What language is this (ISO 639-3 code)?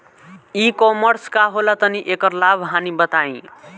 bho